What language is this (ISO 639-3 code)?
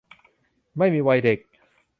tha